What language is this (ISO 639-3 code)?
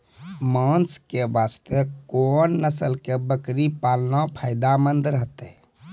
mai